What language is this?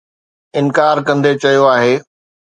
Sindhi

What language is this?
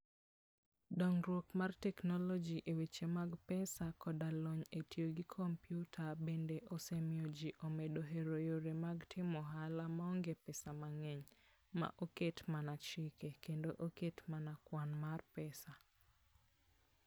Luo (Kenya and Tanzania)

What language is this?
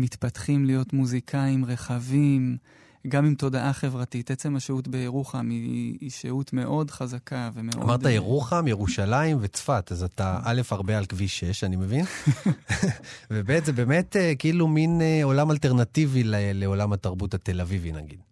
Hebrew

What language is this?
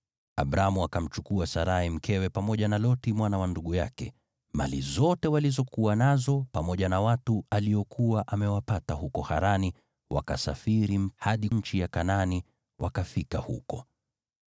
Swahili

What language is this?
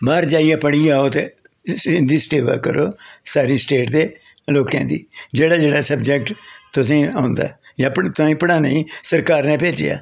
Dogri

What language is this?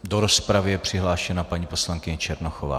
Czech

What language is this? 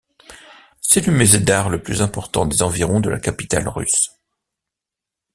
French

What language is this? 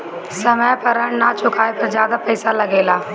Bhojpuri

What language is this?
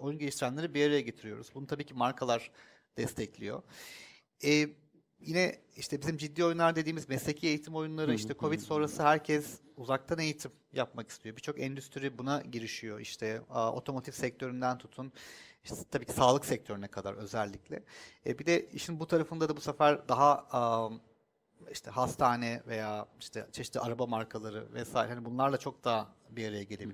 Turkish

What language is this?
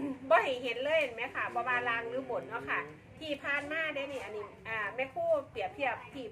Thai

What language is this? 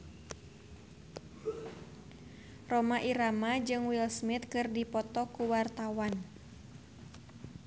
Sundanese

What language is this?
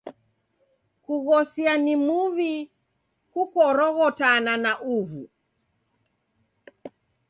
Taita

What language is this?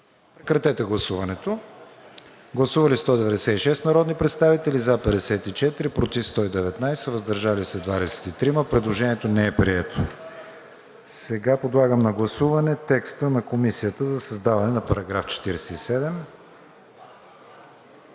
Bulgarian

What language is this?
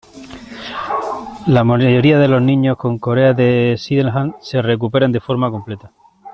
Spanish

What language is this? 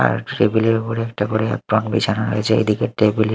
Bangla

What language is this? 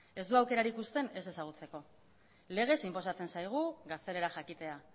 Basque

